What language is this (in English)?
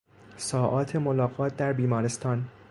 Persian